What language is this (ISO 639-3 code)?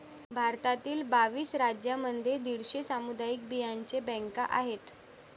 mar